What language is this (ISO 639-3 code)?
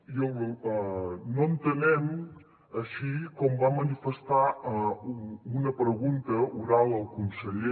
cat